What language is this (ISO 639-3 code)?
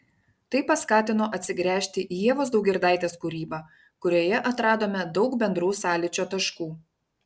lit